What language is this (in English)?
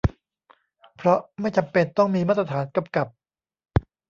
Thai